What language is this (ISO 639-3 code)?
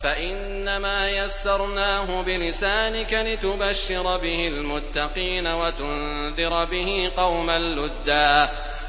ara